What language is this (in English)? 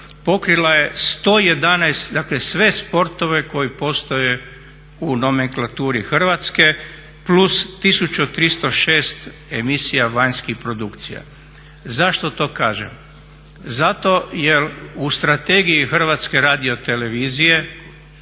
Croatian